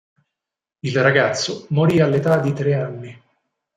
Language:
Italian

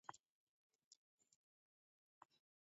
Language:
Taita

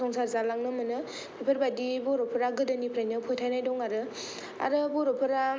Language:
Bodo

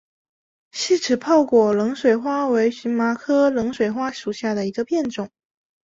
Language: Chinese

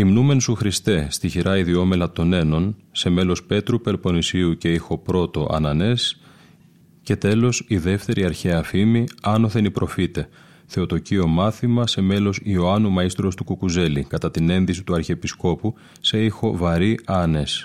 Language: Greek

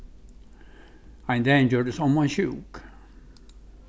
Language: Faroese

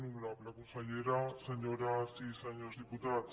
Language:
Catalan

